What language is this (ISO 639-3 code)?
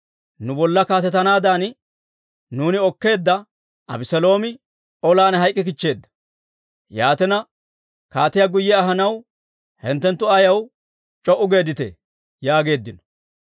dwr